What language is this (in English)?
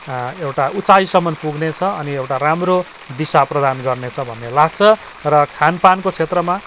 Nepali